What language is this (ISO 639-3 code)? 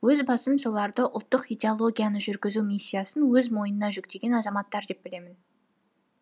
kaz